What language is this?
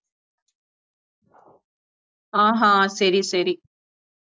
Tamil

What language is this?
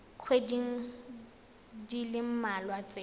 Tswana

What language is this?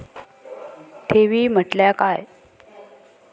Marathi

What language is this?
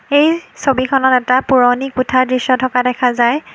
Assamese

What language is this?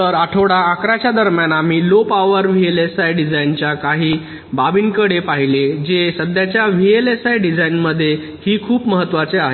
Marathi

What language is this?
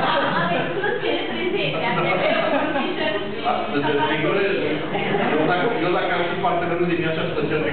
Romanian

